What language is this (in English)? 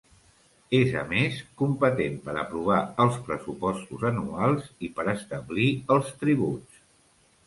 Catalan